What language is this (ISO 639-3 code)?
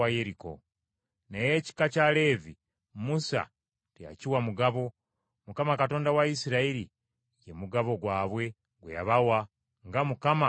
lug